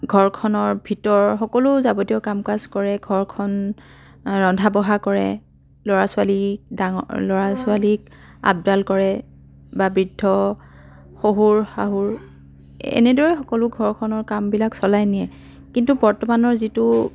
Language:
Assamese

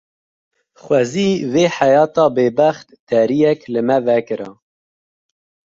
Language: Kurdish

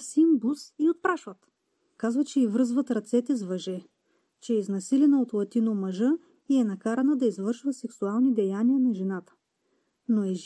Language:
Bulgarian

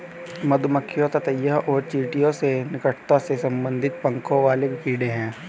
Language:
Hindi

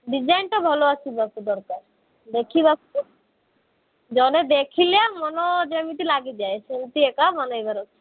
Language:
Odia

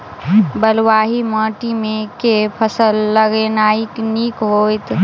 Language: Maithili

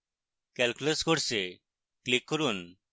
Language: Bangla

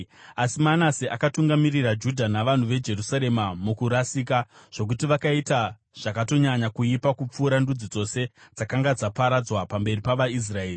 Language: Shona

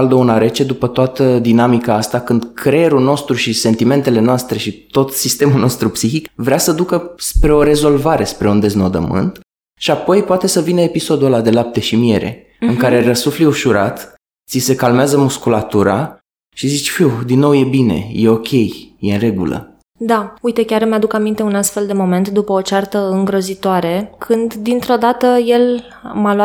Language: Romanian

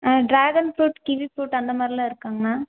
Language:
Tamil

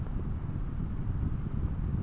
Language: Bangla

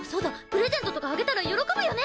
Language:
Japanese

